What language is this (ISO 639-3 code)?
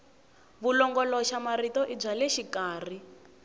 tso